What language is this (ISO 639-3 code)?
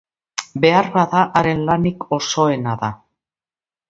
eus